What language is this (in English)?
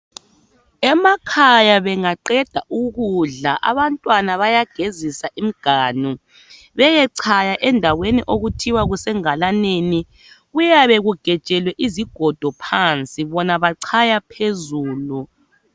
North Ndebele